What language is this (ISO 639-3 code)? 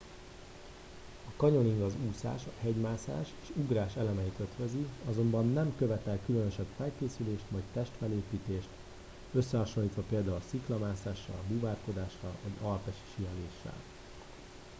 hun